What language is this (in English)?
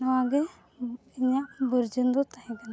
Santali